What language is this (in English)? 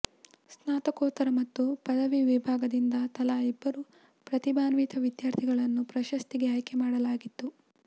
Kannada